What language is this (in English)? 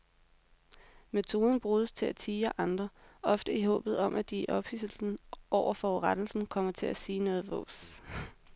Danish